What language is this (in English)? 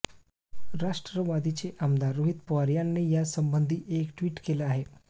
Marathi